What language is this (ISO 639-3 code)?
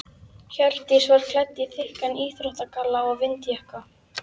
isl